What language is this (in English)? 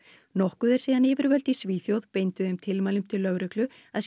Icelandic